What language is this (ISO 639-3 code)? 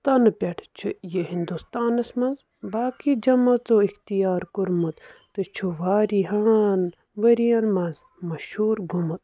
kas